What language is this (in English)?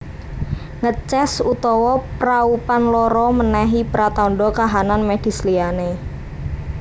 Javanese